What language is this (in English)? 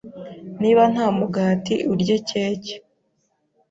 Kinyarwanda